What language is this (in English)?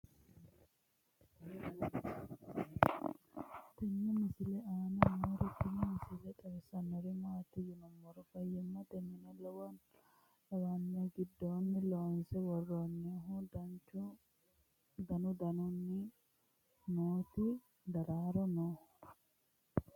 Sidamo